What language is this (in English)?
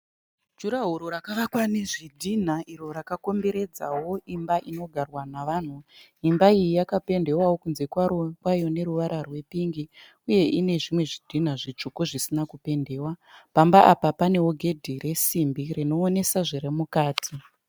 Shona